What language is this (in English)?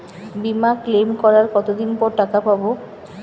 Bangla